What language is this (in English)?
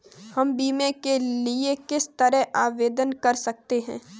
Hindi